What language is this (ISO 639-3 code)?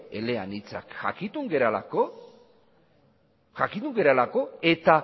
eus